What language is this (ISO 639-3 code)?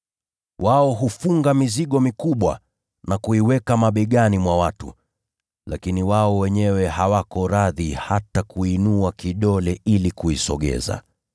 swa